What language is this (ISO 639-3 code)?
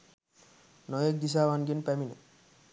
sin